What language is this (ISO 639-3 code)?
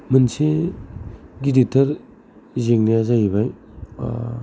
brx